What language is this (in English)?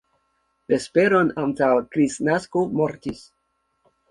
Esperanto